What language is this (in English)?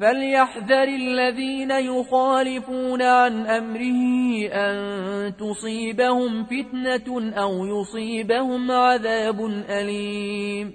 Arabic